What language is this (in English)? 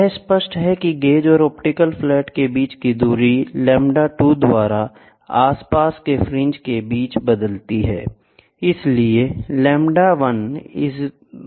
Hindi